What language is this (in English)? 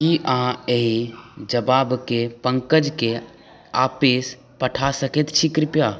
Maithili